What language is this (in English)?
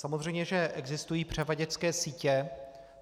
Czech